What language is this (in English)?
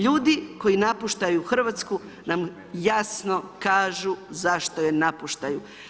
Croatian